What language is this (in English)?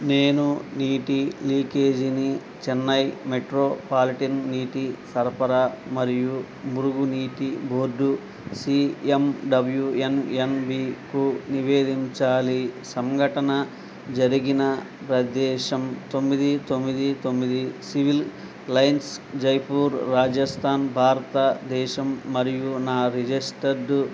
Telugu